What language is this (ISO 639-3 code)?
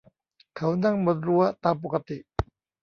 tha